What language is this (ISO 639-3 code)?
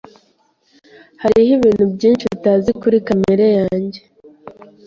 kin